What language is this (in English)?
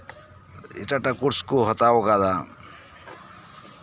Santali